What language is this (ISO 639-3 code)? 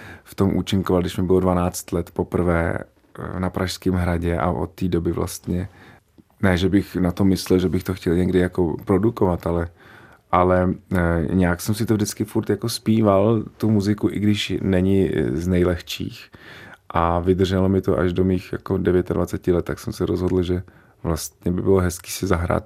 ces